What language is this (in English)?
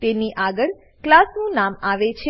Gujarati